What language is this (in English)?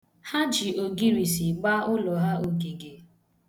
Igbo